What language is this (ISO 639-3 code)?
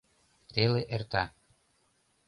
chm